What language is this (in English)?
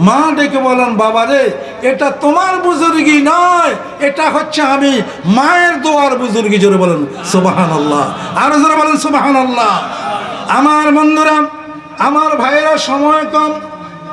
Turkish